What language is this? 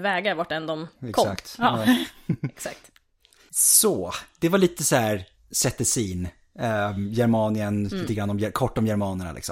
Swedish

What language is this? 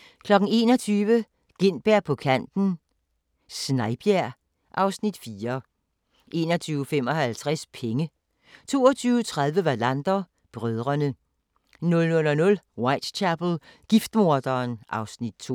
Danish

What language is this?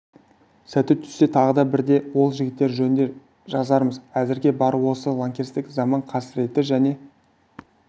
Kazakh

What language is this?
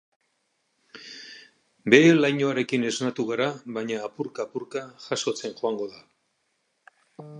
Basque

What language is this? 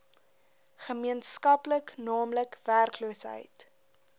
Afrikaans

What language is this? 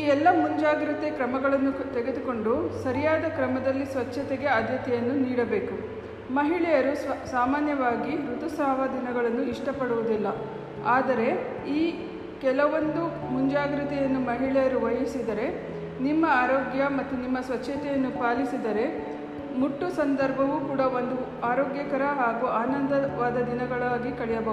Kannada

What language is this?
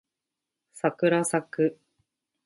Japanese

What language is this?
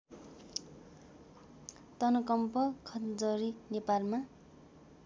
Nepali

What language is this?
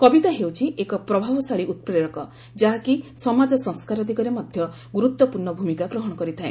Odia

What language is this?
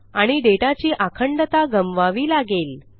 Marathi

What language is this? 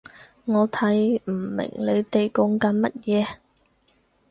Cantonese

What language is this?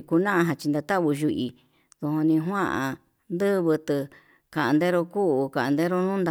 Yutanduchi Mixtec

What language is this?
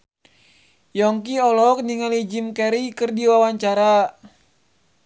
Sundanese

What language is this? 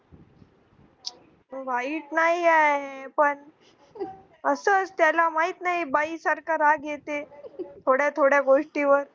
Marathi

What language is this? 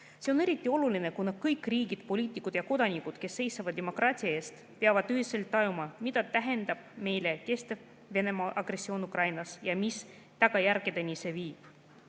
Estonian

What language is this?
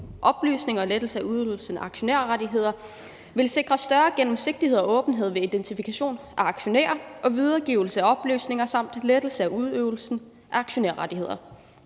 Danish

